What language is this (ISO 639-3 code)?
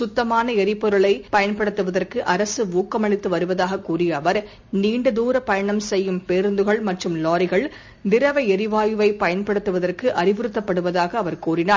tam